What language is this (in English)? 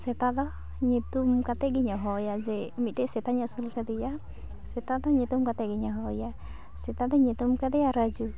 Santali